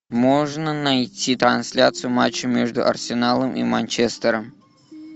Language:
Russian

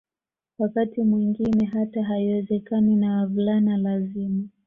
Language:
Swahili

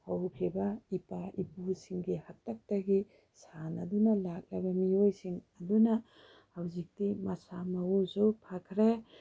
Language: Manipuri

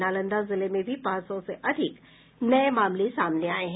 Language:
Hindi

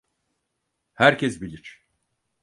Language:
Turkish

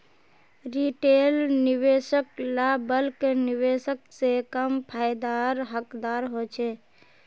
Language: Magahi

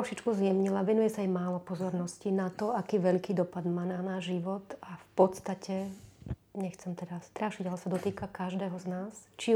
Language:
Slovak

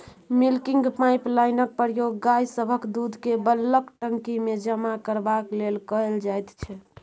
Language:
Maithili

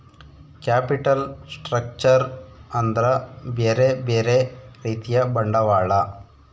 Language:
Kannada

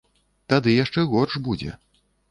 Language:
Belarusian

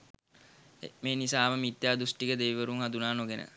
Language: Sinhala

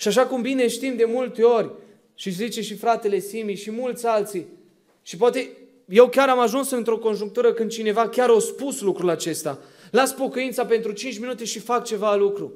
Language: Romanian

